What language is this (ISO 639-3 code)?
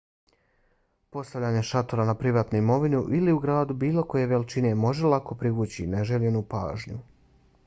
bos